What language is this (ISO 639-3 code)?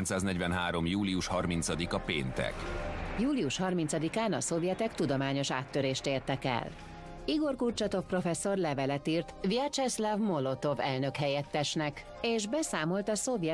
hun